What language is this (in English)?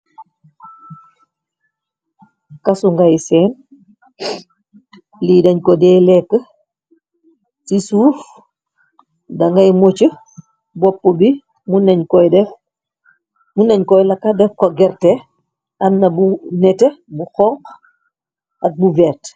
Wolof